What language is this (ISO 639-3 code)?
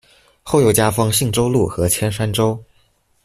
zho